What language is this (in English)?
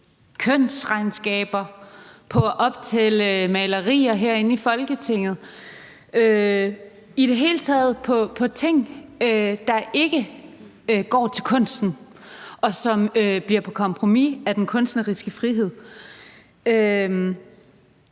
Danish